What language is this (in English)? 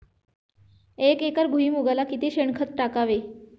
Marathi